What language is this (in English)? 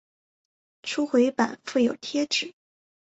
Chinese